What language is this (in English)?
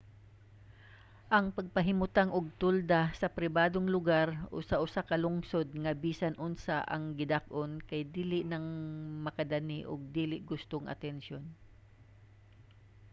Cebuano